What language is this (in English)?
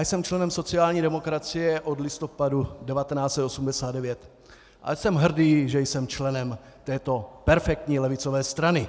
Czech